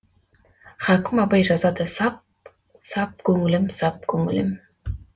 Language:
Kazakh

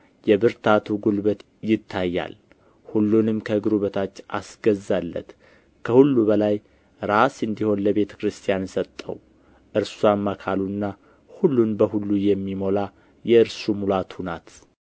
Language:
Amharic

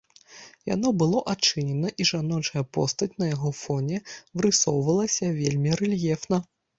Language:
Belarusian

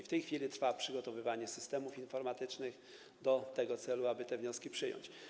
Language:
Polish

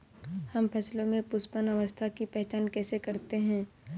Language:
Hindi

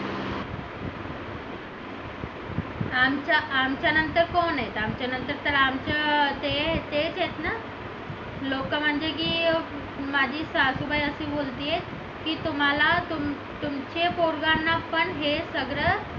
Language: Marathi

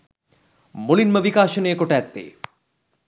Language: Sinhala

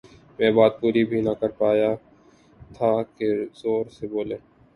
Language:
Urdu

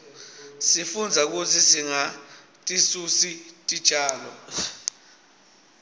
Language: Swati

